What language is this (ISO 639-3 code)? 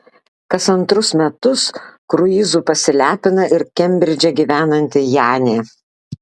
lit